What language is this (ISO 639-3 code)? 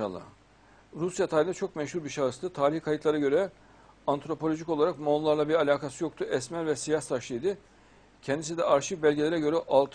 tur